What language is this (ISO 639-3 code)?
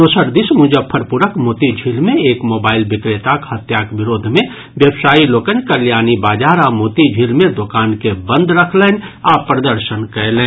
mai